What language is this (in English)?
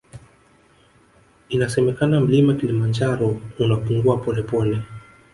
Swahili